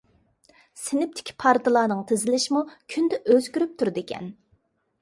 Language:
Uyghur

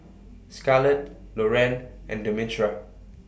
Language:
English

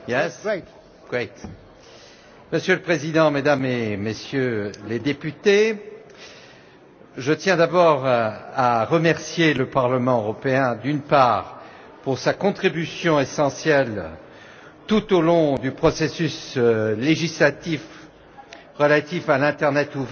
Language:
French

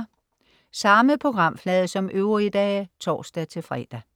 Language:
Danish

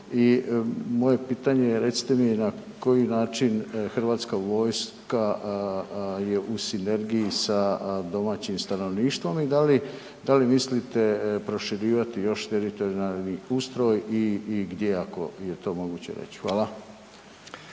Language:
Croatian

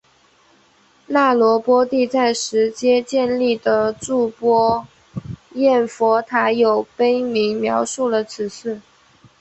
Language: Chinese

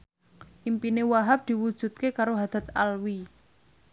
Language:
Javanese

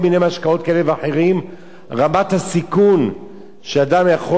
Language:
Hebrew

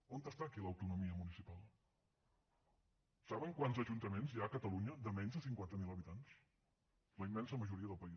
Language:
Catalan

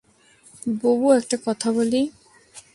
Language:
Bangla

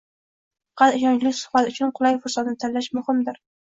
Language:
Uzbek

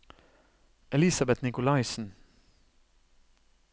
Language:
Norwegian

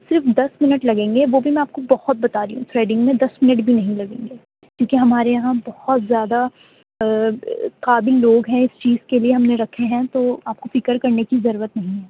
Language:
Urdu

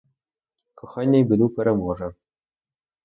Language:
Ukrainian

